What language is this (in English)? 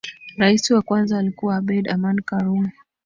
Swahili